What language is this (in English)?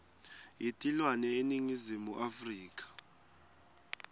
Swati